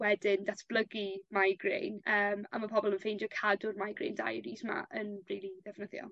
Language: Welsh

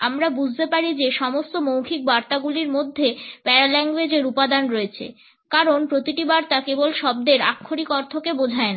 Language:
Bangla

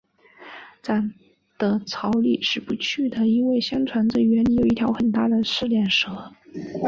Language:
Chinese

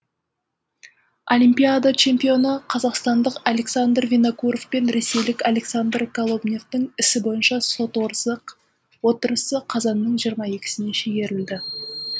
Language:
Kazakh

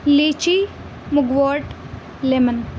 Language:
Urdu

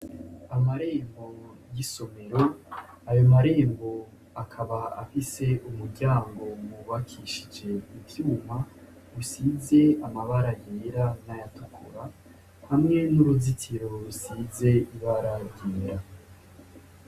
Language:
Rundi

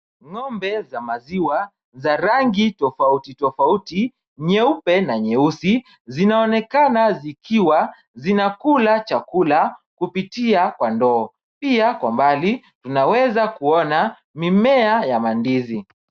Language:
Swahili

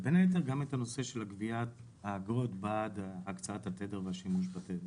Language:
Hebrew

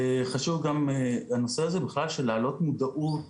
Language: Hebrew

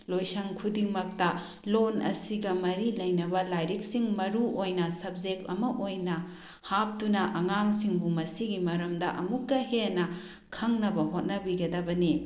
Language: Manipuri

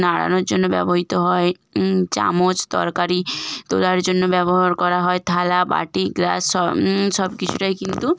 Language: Bangla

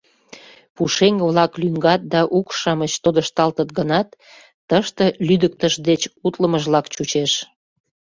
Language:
Mari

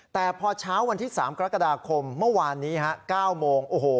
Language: Thai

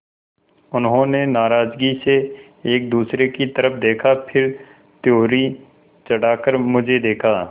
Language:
Hindi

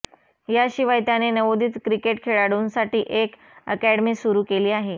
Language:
Marathi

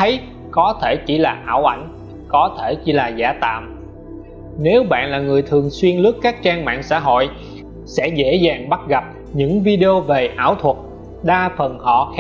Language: Vietnamese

